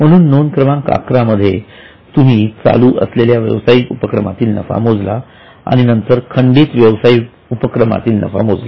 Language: Marathi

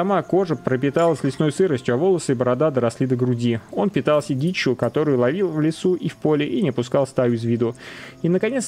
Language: Russian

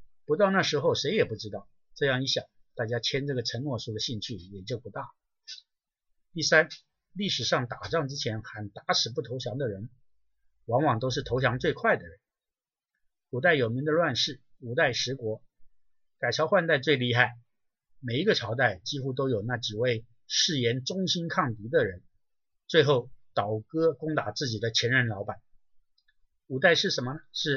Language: Chinese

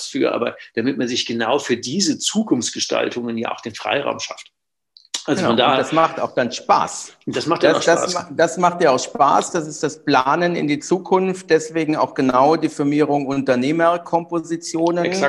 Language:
German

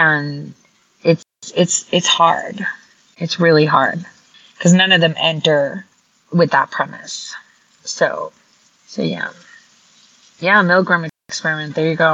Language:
English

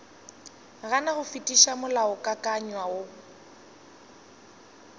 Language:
Northern Sotho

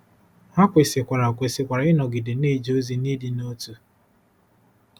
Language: Igbo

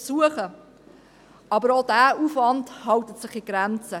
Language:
Swiss German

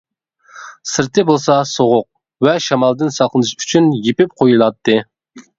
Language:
Uyghur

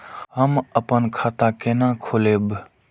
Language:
Maithili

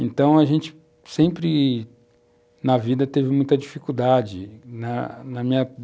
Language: Portuguese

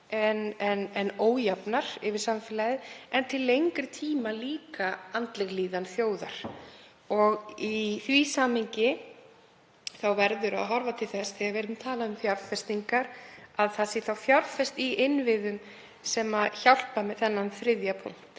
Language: Icelandic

